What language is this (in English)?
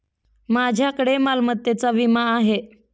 Marathi